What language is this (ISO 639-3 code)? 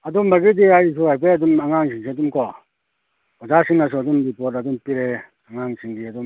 mni